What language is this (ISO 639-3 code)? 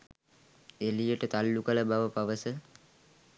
sin